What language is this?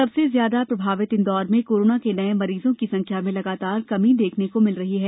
Hindi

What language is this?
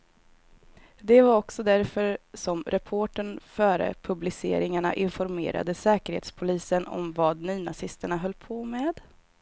Swedish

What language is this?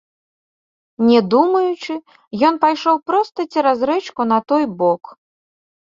Belarusian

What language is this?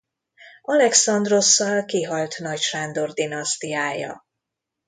Hungarian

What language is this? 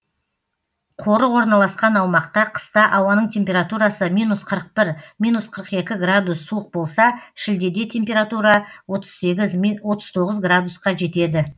Kazakh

